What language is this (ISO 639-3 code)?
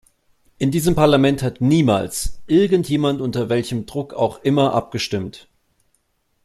deu